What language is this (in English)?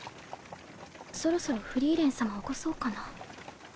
Japanese